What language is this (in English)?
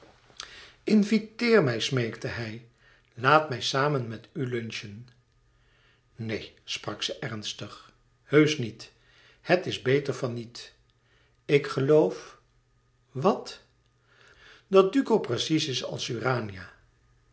Dutch